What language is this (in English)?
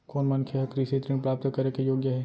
Chhattisgarhi